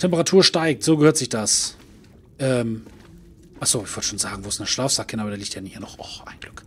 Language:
German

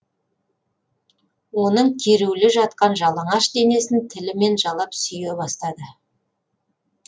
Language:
Kazakh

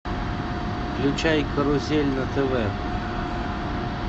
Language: Russian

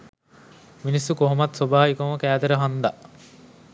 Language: Sinhala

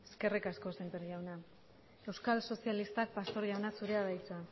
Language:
Basque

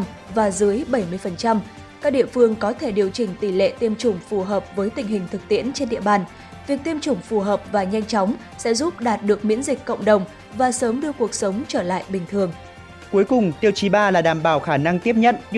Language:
Vietnamese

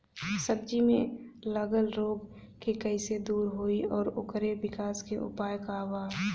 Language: Bhojpuri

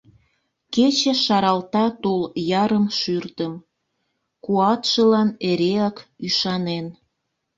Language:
Mari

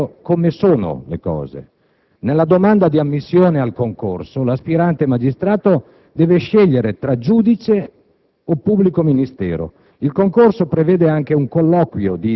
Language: Italian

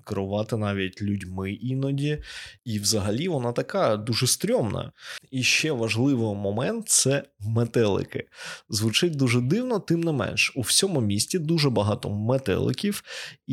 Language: Ukrainian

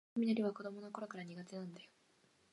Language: Japanese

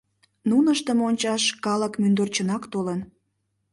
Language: Mari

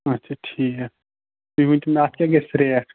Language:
Kashmiri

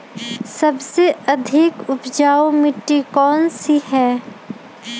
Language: Magahi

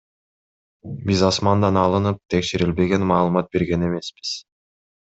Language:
Kyrgyz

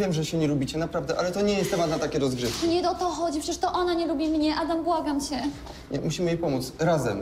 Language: Polish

